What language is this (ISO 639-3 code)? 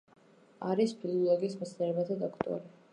kat